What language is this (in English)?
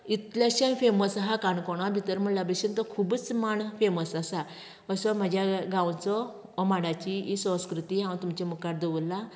Konkani